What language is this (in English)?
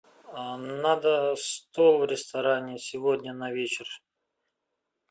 Russian